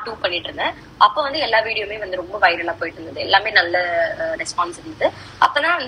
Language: Tamil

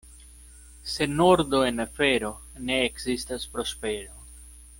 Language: Esperanto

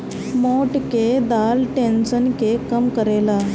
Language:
Bhojpuri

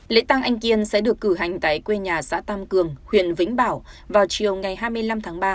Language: Vietnamese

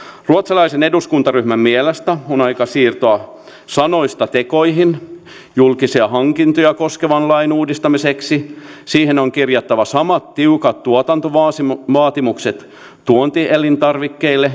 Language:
Finnish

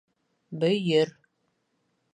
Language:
Bashkir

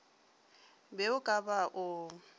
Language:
Northern Sotho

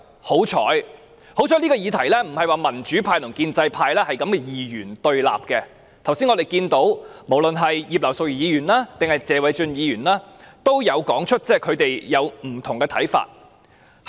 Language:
Cantonese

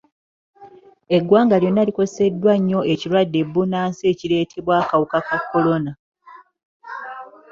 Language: Ganda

